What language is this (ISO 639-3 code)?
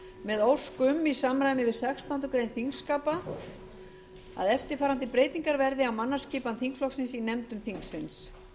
isl